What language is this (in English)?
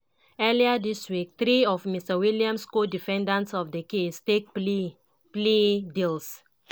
Nigerian Pidgin